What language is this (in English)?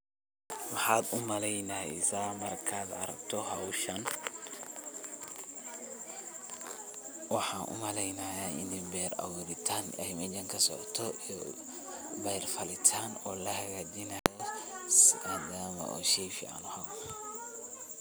Somali